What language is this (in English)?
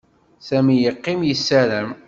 Kabyle